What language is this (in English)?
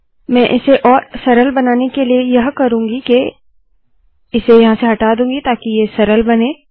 Hindi